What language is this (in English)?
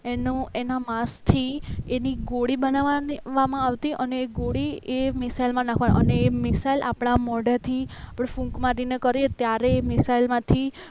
Gujarati